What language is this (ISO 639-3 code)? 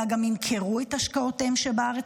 heb